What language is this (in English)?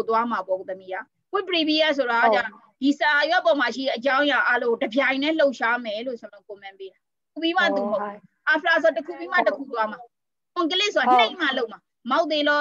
Thai